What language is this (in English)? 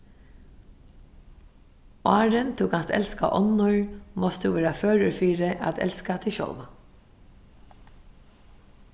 Faroese